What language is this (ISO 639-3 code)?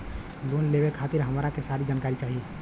bho